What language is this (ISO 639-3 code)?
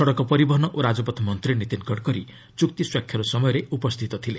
ori